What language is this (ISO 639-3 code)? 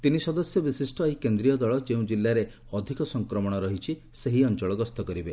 ori